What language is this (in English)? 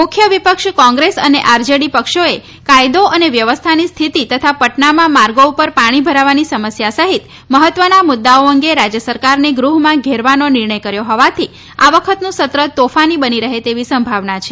Gujarati